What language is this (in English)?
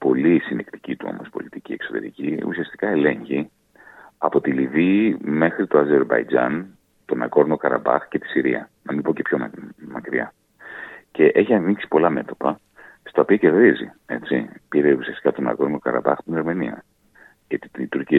Greek